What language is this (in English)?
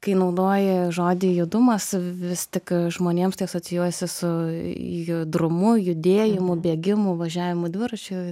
Lithuanian